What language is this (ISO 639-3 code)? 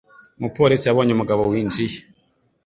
kin